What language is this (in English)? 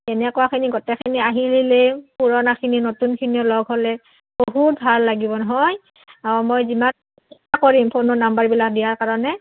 Assamese